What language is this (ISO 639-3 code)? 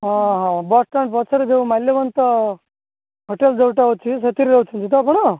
ori